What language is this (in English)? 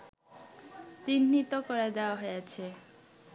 Bangla